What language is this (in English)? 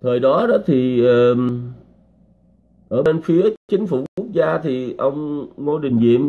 Vietnamese